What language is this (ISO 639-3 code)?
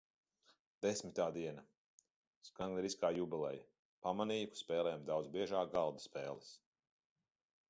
lav